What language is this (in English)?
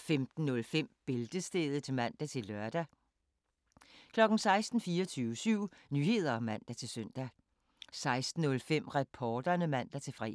Danish